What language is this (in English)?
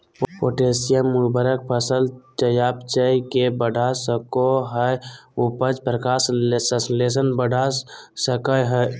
Magahi